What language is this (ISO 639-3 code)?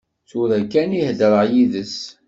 kab